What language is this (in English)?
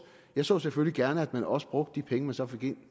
Danish